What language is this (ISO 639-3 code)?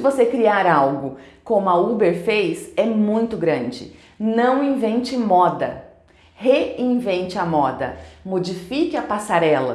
por